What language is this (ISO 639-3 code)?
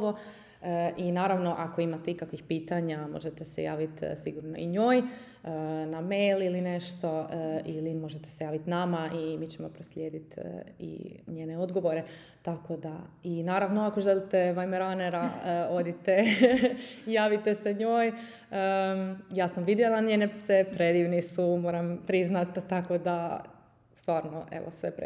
hrv